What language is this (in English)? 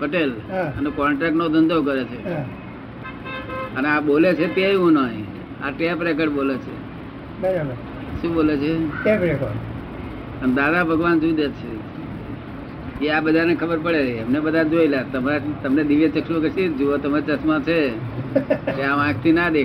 Gujarati